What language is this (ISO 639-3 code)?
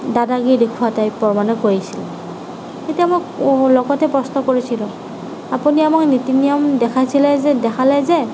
asm